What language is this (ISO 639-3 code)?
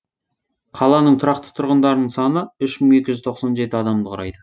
kaz